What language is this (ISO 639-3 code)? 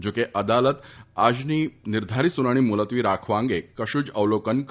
guj